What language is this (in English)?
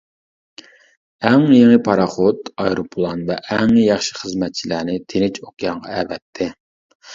Uyghur